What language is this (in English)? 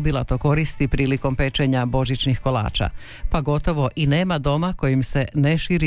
Croatian